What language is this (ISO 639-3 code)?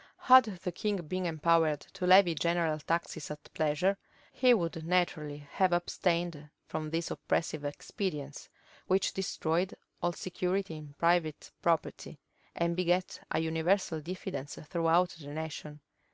eng